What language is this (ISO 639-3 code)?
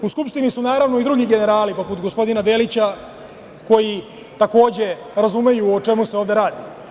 srp